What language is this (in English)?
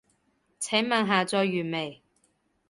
Cantonese